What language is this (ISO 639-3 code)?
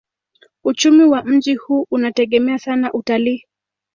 swa